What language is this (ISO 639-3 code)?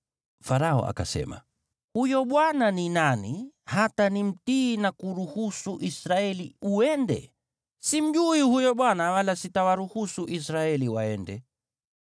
swa